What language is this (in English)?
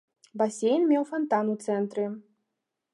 Belarusian